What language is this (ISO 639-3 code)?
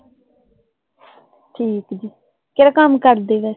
pan